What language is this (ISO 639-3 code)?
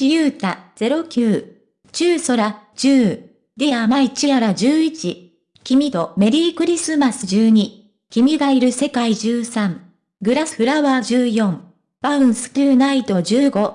jpn